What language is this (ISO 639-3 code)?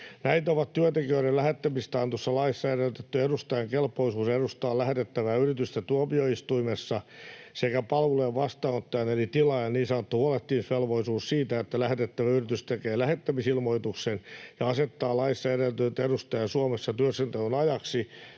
fin